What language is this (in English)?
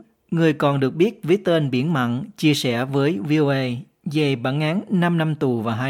Vietnamese